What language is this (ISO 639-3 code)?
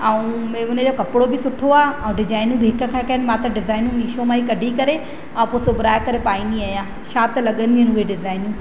snd